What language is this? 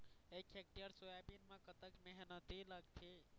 Chhattisgarhi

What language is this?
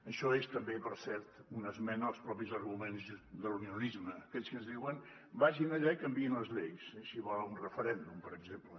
Catalan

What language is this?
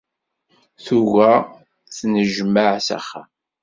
Kabyle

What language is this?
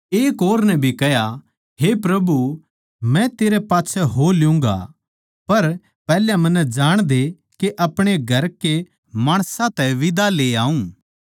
Haryanvi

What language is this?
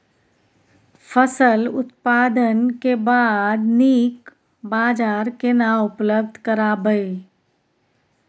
Maithili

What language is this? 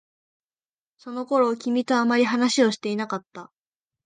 Japanese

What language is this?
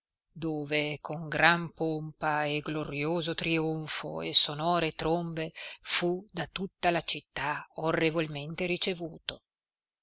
Italian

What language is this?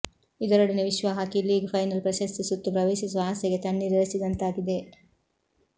Kannada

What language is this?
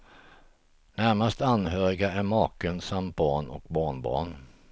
Swedish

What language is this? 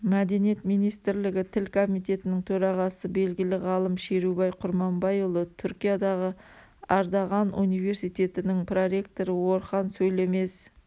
Kazakh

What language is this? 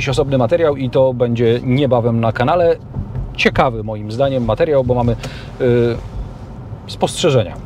Polish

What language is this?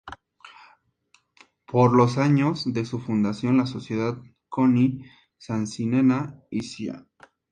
Spanish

